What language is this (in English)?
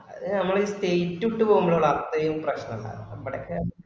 Malayalam